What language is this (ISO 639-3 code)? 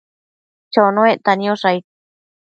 mcf